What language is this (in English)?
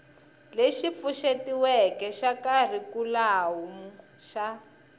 Tsonga